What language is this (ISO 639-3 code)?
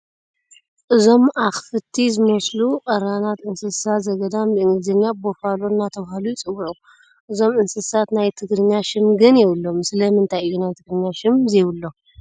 tir